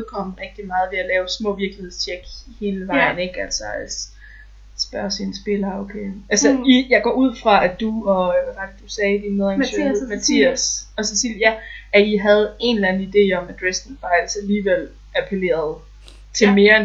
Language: Danish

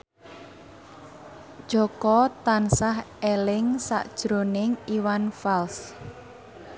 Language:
Javanese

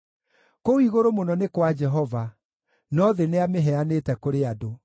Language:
Kikuyu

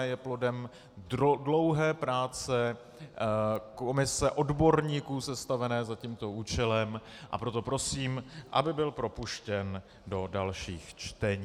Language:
Czech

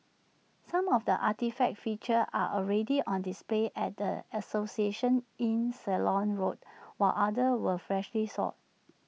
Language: English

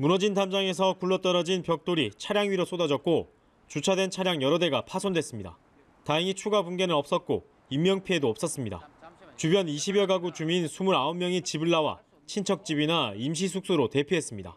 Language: Korean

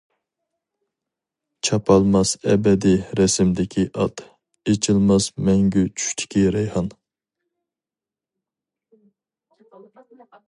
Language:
Uyghur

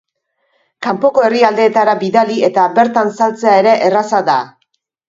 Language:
Basque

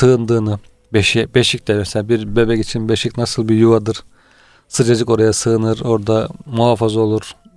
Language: Turkish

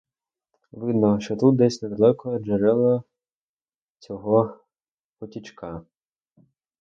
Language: Ukrainian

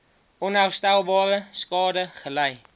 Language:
Afrikaans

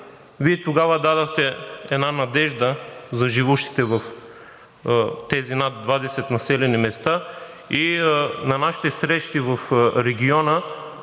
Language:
Bulgarian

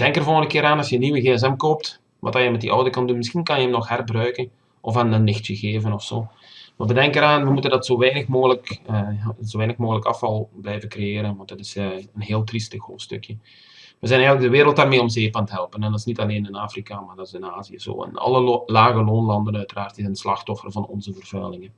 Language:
Dutch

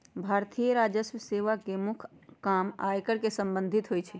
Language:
Magahi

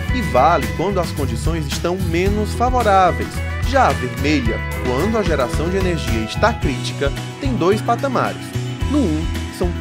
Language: Portuguese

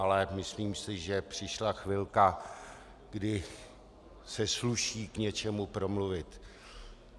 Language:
Czech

